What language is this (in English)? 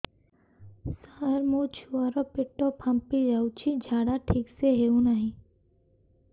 Odia